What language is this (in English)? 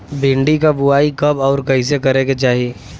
Bhojpuri